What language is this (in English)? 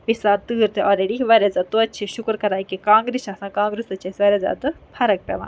Kashmiri